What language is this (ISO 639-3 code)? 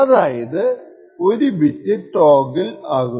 mal